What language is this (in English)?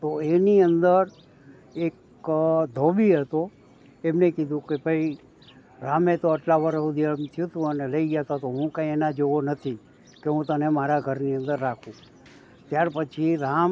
Gujarati